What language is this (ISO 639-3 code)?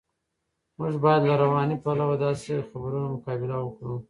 pus